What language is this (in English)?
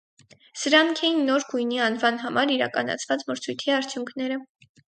Armenian